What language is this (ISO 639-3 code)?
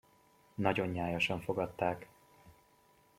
hun